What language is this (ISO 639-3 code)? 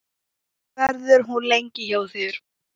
isl